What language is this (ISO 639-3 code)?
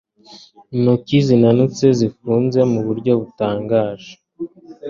kin